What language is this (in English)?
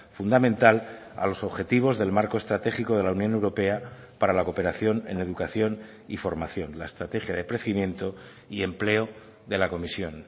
Spanish